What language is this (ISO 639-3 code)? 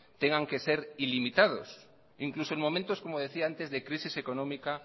spa